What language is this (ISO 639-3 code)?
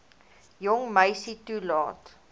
afr